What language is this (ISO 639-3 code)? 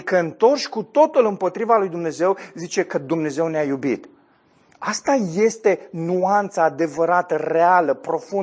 ron